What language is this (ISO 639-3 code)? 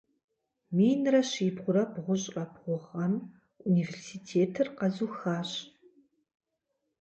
kbd